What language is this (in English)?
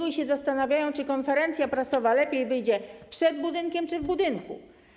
Polish